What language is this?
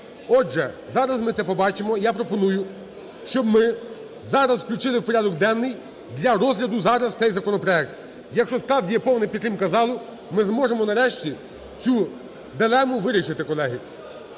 Ukrainian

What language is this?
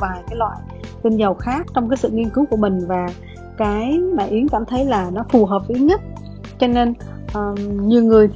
Vietnamese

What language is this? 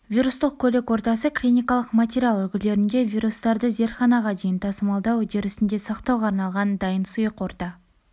Kazakh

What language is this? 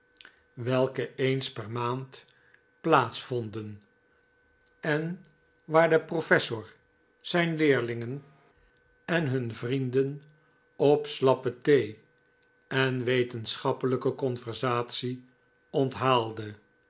Dutch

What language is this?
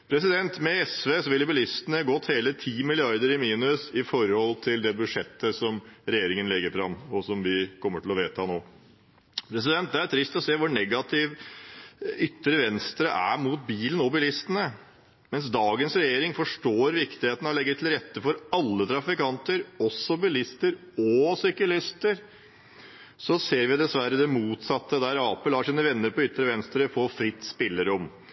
Norwegian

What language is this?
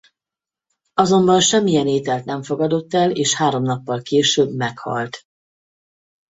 Hungarian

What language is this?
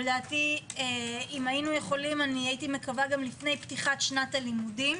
Hebrew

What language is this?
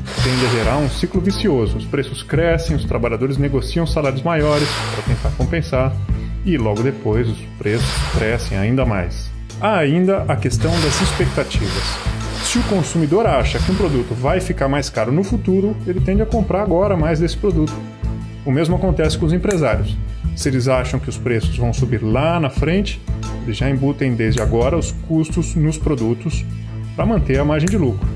Portuguese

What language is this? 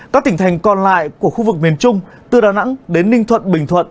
Vietnamese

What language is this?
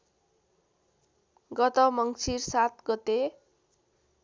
Nepali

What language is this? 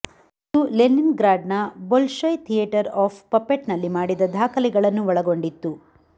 Kannada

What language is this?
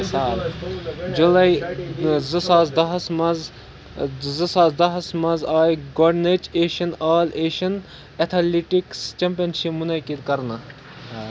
Kashmiri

